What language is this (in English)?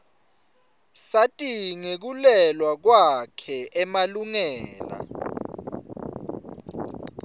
Swati